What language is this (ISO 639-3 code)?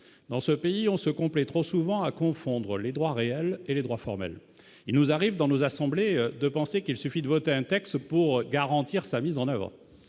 fra